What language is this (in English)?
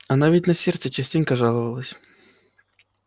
Russian